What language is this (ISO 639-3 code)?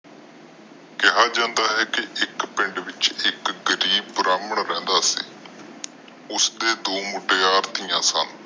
pan